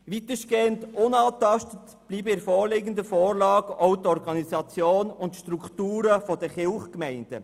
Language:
Swiss German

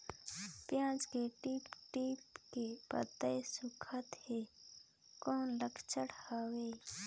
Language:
Chhattisgarhi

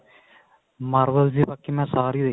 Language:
Punjabi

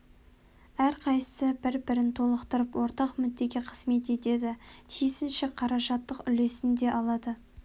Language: Kazakh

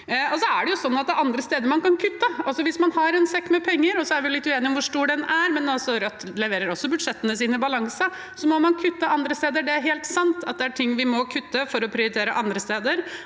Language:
Norwegian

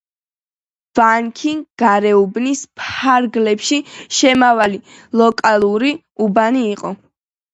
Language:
Georgian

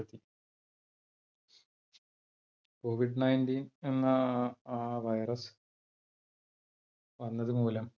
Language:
Malayalam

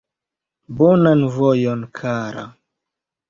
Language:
Esperanto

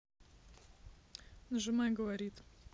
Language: Russian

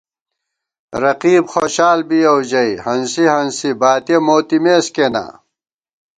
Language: Gawar-Bati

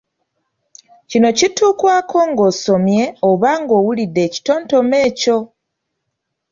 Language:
Ganda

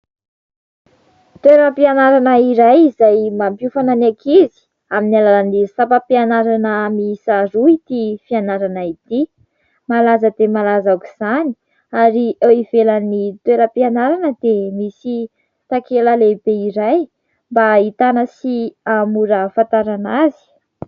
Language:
Malagasy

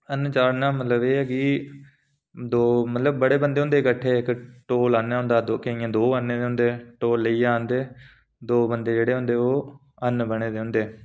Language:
Dogri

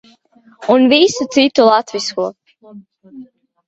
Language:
Latvian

